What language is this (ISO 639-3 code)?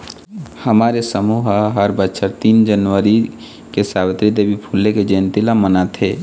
hne